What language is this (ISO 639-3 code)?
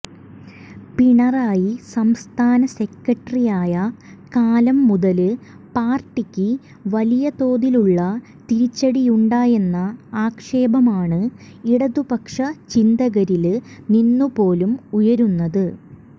mal